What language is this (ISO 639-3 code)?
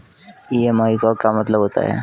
hin